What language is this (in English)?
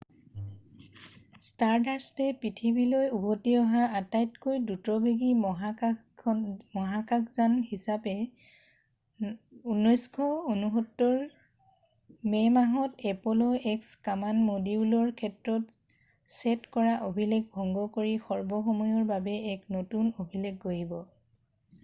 Assamese